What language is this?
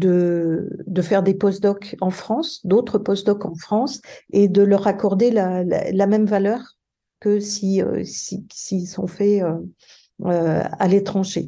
French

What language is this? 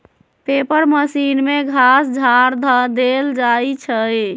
Magahi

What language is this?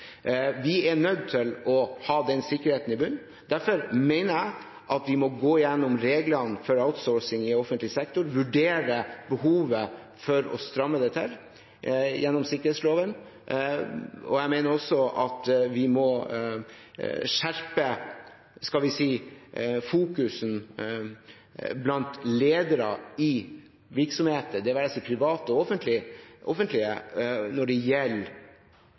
Norwegian Bokmål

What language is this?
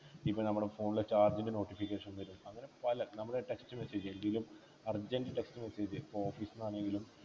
Malayalam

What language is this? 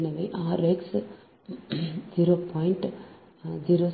Tamil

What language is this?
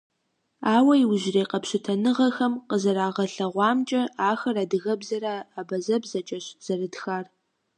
Kabardian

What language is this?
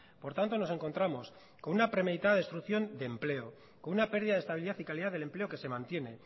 Spanish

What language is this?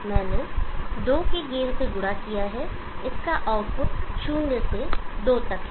Hindi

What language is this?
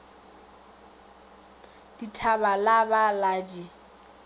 Northern Sotho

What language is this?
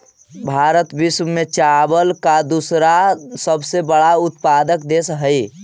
Magahi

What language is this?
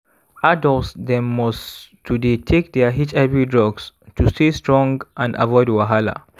Nigerian Pidgin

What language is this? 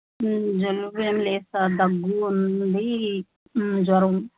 Telugu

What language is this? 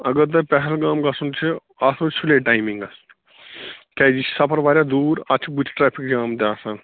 Kashmiri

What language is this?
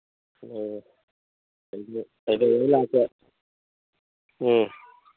Manipuri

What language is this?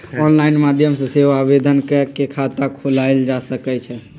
Magahi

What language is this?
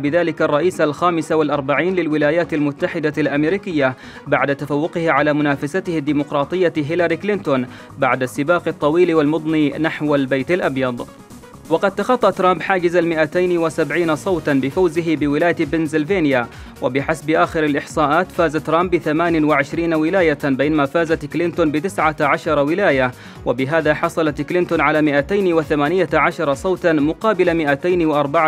Arabic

